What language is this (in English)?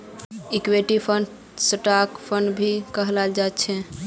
Magahi